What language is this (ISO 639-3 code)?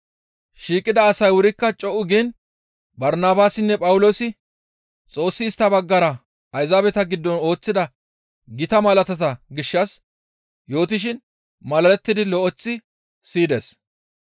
gmv